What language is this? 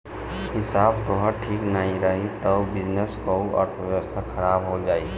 Bhojpuri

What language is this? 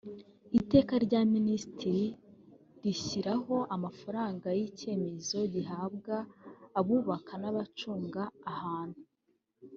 Kinyarwanda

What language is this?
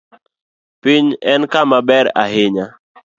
Luo (Kenya and Tanzania)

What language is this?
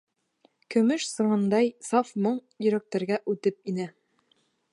Bashkir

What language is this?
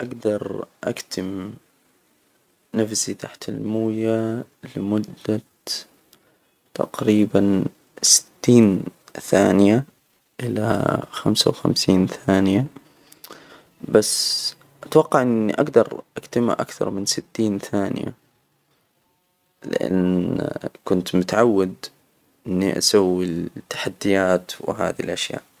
Hijazi Arabic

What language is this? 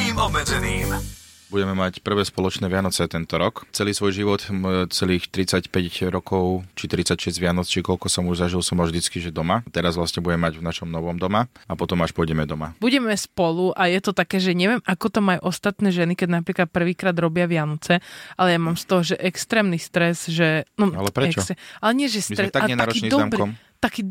Slovak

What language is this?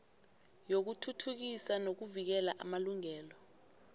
South Ndebele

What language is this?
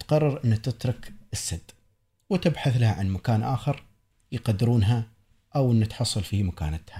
Arabic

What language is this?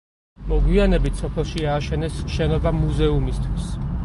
Georgian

